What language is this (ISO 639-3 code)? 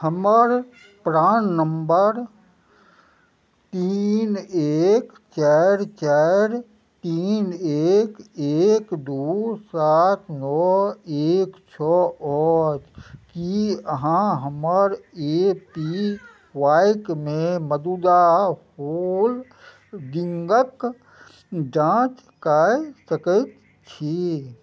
mai